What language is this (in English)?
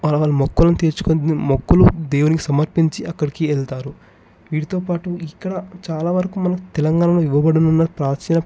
Telugu